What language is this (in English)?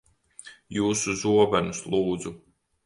Latvian